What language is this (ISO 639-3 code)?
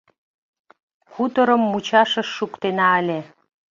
chm